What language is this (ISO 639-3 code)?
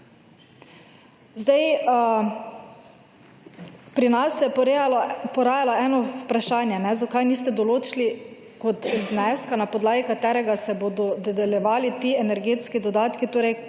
slv